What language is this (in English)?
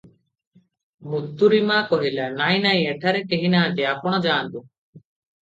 Odia